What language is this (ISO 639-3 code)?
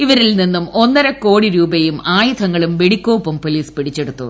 mal